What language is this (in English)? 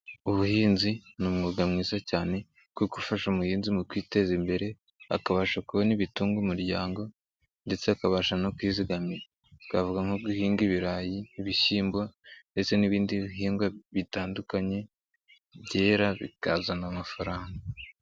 Kinyarwanda